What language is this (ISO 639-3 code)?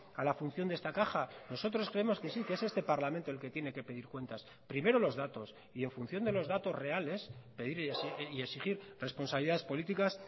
spa